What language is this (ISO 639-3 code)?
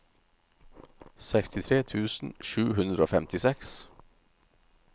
nor